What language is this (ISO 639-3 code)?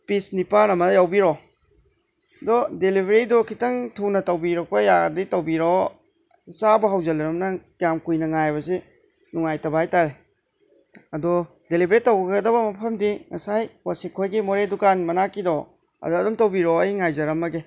mni